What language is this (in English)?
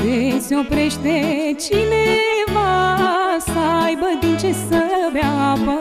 Romanian